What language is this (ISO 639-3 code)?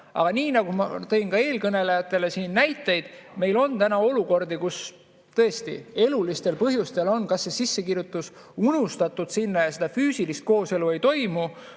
est